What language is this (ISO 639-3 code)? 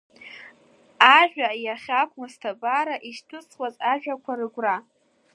abk